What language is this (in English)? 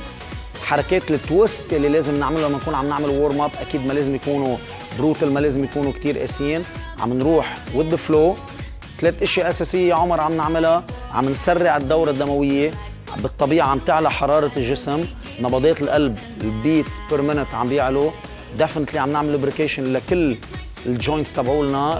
Arabic